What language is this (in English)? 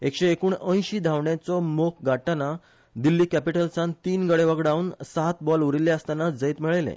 Konkani